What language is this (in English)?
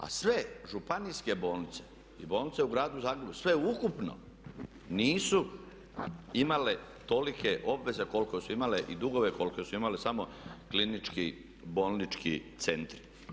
Croatian